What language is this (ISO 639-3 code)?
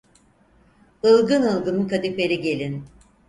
tur